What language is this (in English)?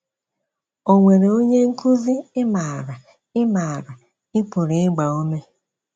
Igbo